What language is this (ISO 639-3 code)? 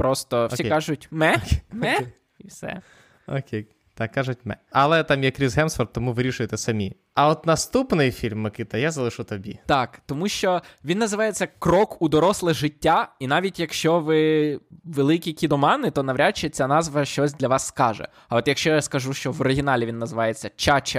ukr